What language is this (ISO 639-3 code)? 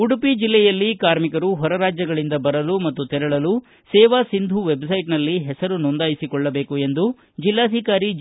kan